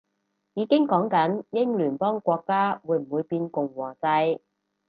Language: Cantonese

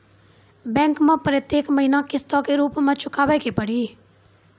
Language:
Maithili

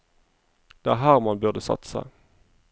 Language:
Norwegian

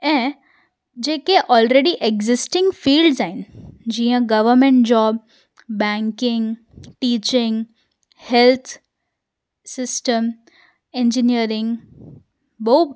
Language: Sindhi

